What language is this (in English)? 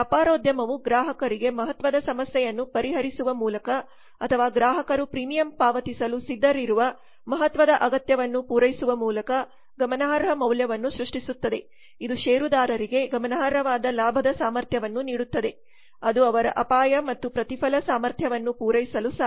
Kannada